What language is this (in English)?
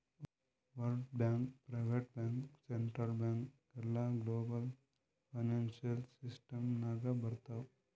Kannada